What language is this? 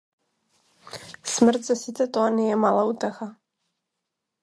Macedonian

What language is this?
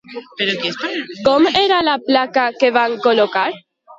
Catalan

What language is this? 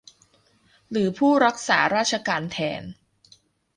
Thai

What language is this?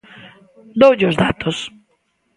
Galician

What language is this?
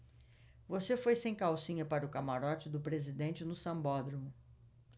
Portuguese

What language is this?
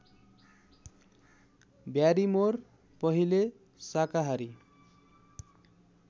Nepali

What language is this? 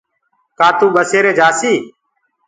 Gurgula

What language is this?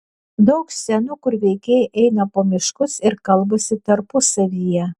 Lithuanian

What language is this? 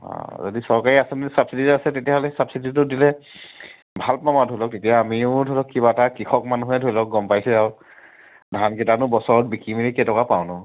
Assamese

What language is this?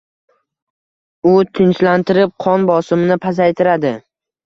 Uzbek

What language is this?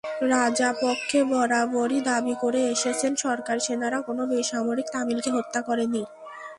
Bangla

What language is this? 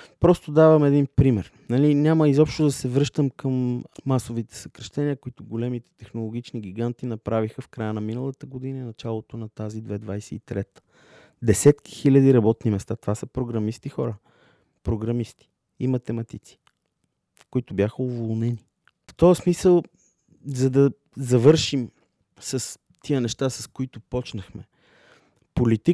Bulgarian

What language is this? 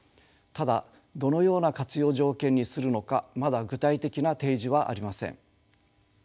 Japanese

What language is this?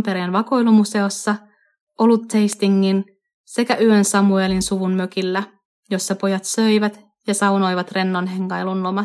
Finnish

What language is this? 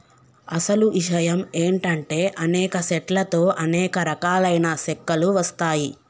Telugu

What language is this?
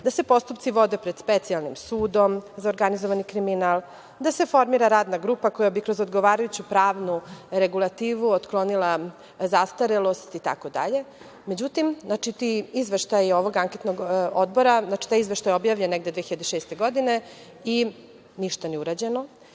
Serbian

